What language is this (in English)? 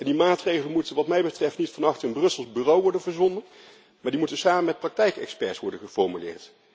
Dutch